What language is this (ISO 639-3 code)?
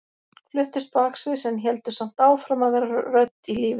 isl